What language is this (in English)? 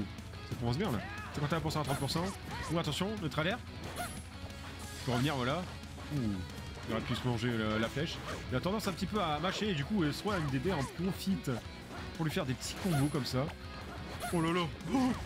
French